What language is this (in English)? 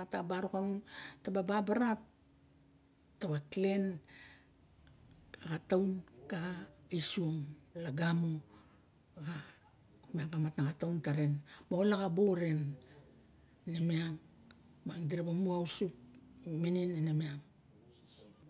Barok